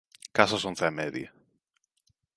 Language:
Galician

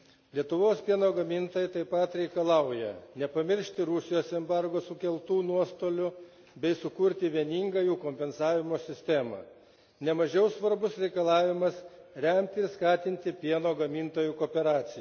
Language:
Lithuanian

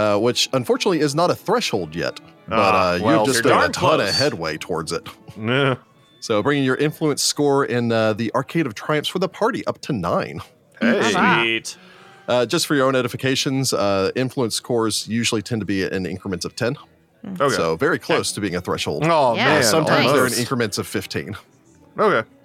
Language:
English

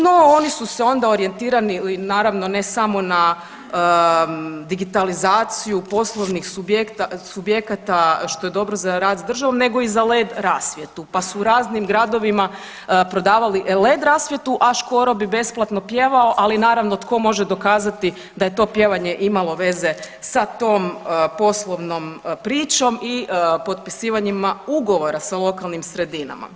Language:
Croatian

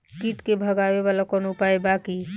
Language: Bhojpuri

